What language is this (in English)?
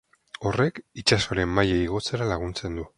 Basque